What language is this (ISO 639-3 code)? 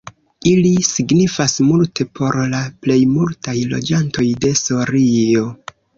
epo